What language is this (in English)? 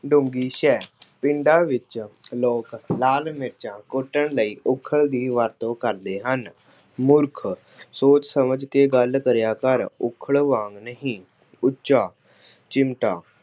Punjabi